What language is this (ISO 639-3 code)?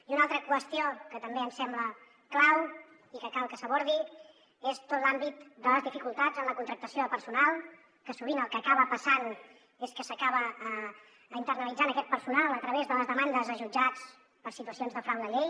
cat